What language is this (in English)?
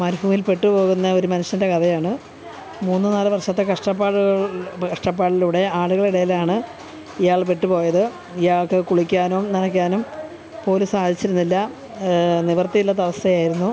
Malayalam